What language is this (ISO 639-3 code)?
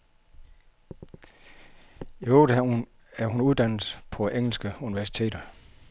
dan